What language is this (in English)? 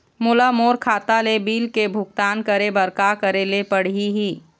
Chhattisgarhi